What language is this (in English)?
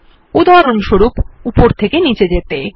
Bangla